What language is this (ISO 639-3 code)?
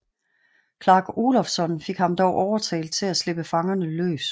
dan